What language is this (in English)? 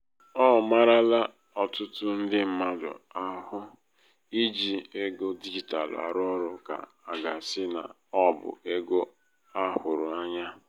Igbo